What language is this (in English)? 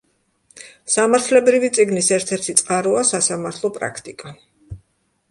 Georgian